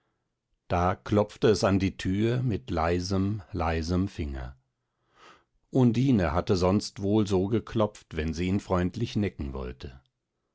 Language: German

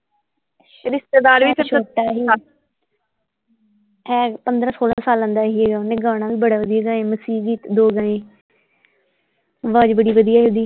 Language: Punjabi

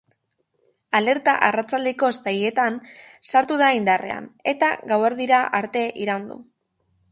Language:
Basque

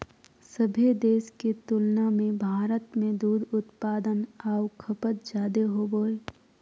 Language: Magahi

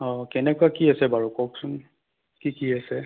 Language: Assamese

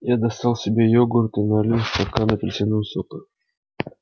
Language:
Russian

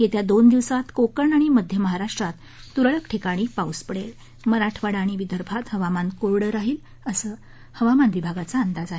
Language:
Marathi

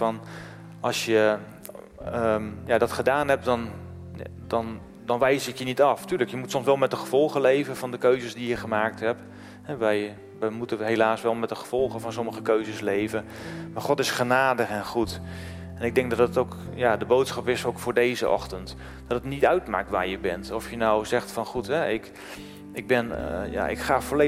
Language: Dutch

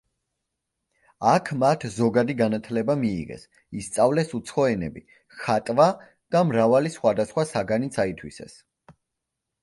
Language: Georgian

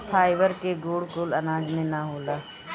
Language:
Bhojpuri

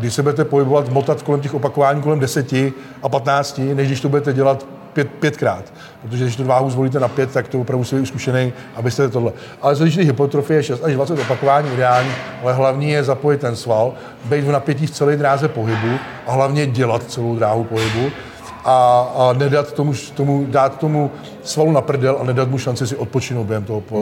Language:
Czech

